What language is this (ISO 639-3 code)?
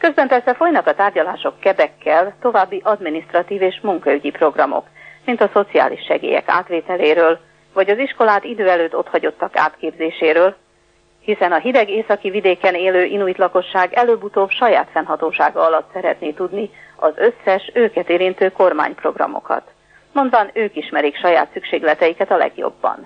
hun